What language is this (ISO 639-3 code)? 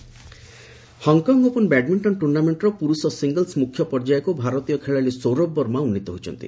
ori